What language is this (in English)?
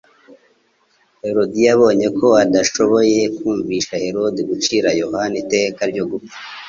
Kinyarwanda